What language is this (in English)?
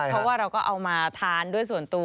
Thai